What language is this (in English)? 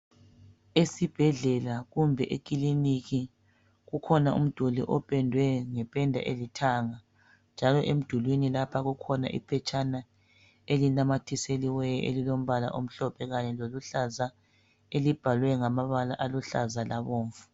North Ndebele